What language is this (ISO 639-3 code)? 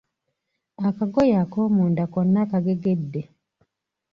lug